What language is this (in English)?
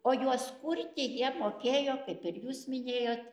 Lithuanian